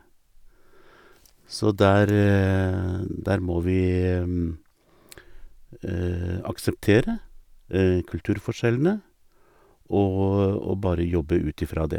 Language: Norwegian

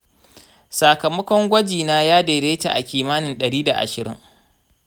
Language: Hausa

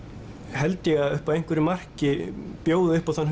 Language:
Icelandic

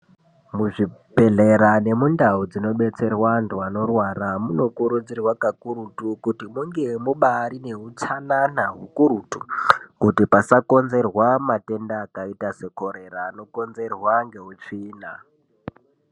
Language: Ndau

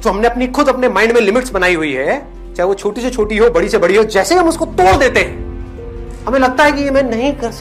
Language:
Hindi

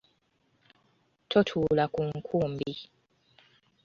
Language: Ganda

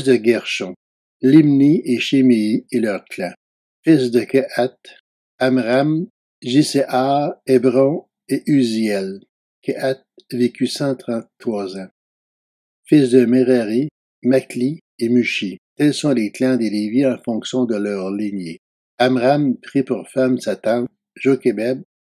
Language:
French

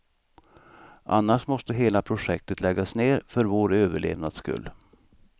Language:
Swedish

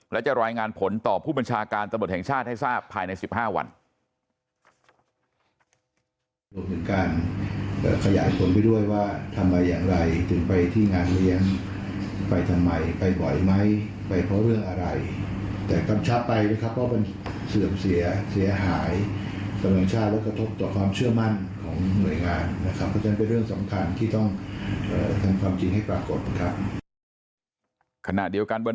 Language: Thai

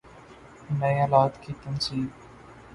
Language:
Urdu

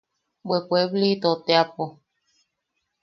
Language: Yaqui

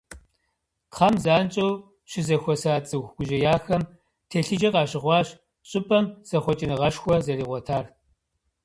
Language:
Kabardian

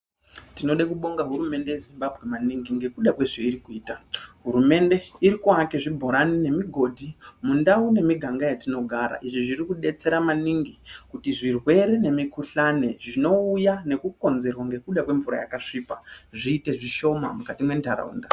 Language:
Ndau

